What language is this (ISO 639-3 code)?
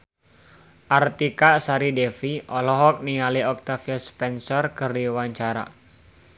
sun